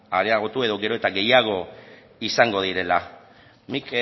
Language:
Basque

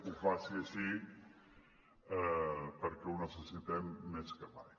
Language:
Catalan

